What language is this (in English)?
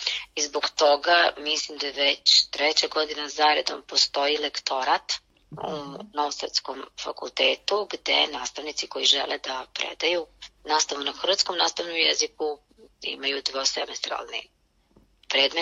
Croatian